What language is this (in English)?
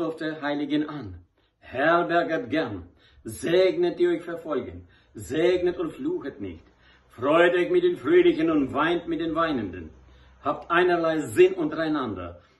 German